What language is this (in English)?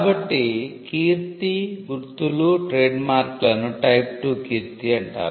Telugu